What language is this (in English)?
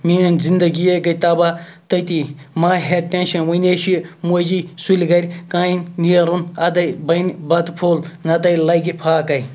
Kashmiri